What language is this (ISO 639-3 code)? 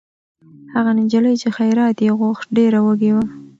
pus